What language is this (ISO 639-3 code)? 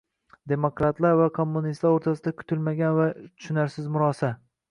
uzb